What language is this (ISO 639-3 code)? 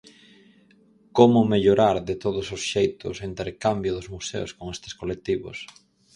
glg